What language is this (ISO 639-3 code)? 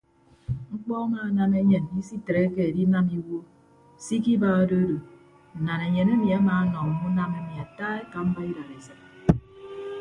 ibb